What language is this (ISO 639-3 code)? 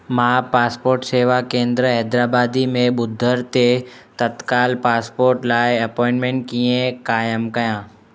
snd